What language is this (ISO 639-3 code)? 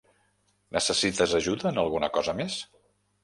cat